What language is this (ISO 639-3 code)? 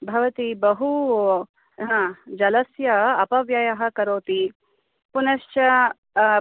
san